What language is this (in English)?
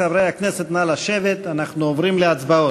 Hebrew